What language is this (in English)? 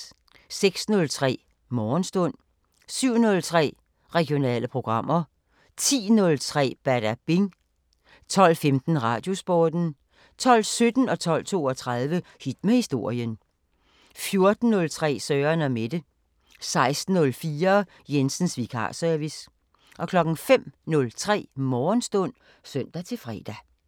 Danish